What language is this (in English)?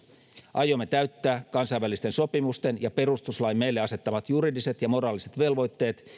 Finnish